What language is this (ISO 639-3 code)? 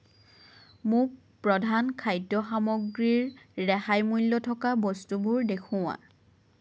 asm